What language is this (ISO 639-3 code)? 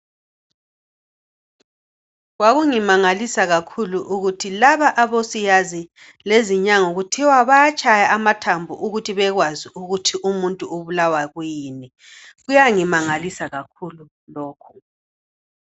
nde